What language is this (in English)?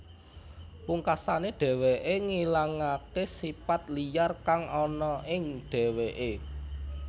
Javanese